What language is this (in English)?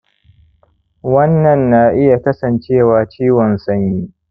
Hausa